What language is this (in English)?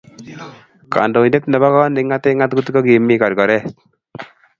Kalenjin